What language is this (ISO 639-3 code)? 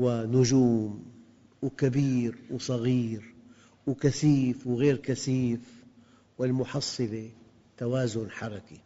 ara